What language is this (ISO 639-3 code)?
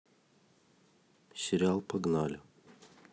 rus